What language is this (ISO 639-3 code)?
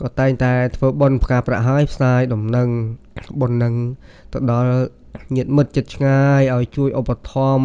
tha